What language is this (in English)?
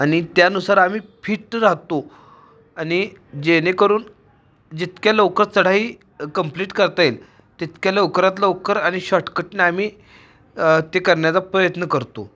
Marathi